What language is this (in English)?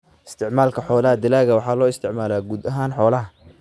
Somali